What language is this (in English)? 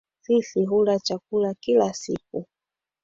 Swahili